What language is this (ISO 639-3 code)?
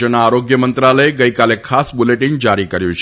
guj